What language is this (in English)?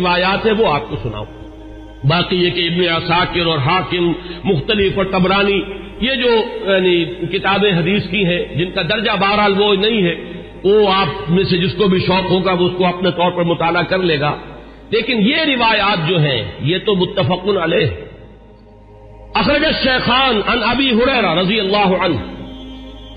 Urdu